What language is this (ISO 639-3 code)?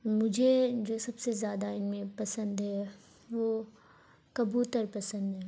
urd